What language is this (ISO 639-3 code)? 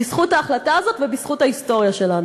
heb